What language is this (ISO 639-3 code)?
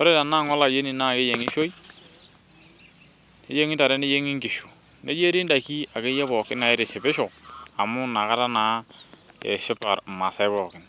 mas